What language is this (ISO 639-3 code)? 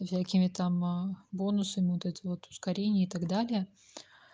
rus